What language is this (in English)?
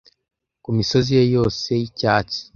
Kinyarwanda